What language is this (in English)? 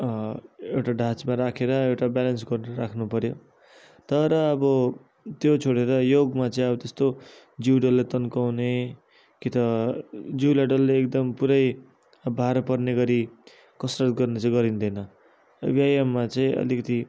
Nepali